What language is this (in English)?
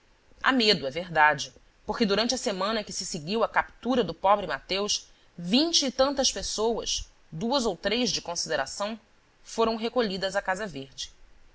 Portuguese